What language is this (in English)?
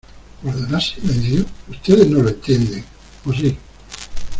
Spanish